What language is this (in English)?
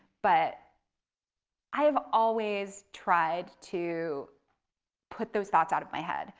English